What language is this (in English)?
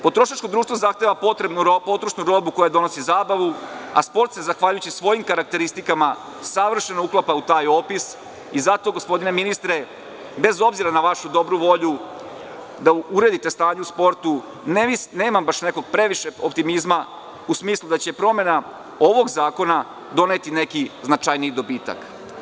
Serbian